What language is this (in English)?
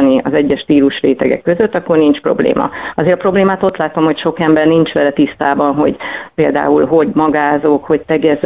Hungarian